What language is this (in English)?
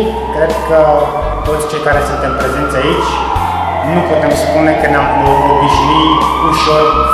Romanian